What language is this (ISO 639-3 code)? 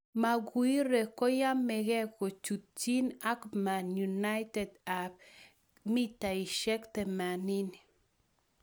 kln